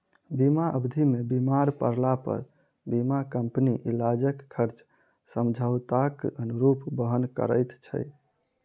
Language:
Maithili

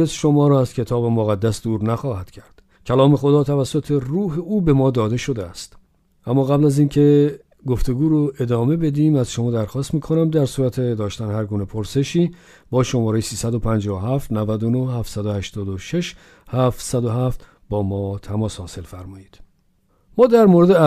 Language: Persian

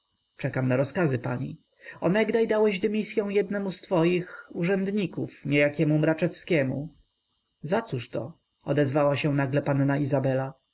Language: Polish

